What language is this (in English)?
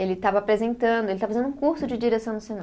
Portuguese